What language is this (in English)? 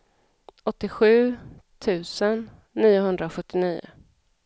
Swedish